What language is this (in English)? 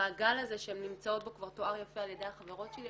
Hebrew